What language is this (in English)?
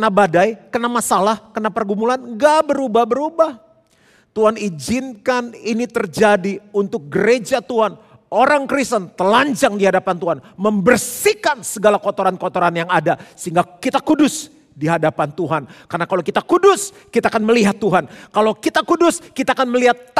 Indonesian